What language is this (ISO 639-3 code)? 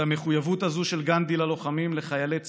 heb